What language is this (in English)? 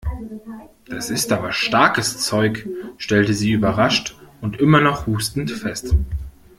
German